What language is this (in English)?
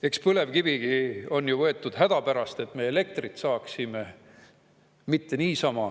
Estonian